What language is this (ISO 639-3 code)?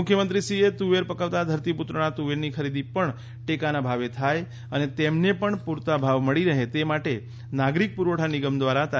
guj